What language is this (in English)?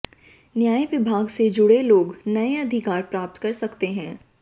Hindi